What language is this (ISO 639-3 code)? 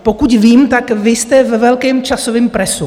ces